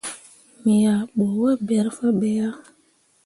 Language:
Mundang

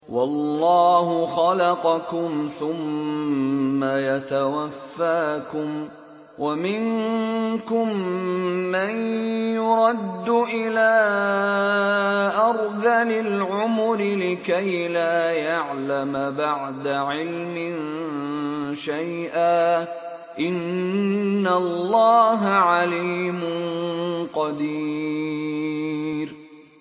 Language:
Arabic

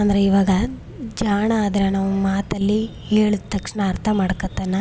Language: Kannada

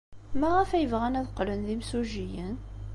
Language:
Kabyle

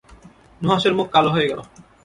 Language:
Bangla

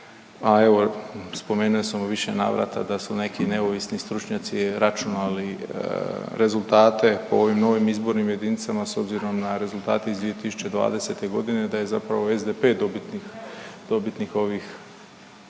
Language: Croatian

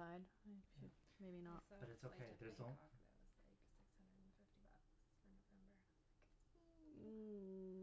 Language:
English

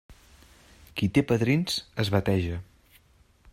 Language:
Catalan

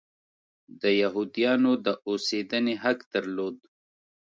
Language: Pashto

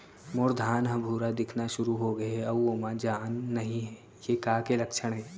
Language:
Chhattisgarhi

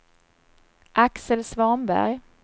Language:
Swedish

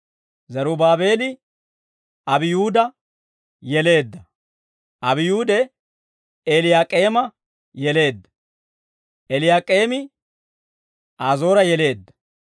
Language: Dawro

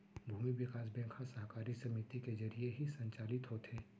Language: Chhattisgarhi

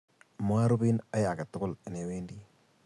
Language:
Kalenjin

